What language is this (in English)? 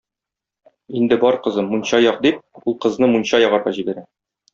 Tatar